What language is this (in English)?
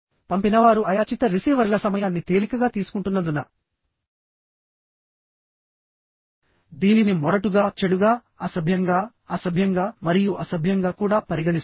Telugu